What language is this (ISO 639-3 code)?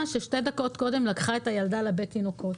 heb